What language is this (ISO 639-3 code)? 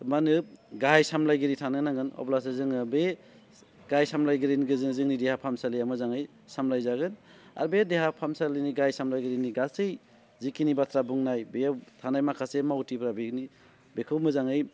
brx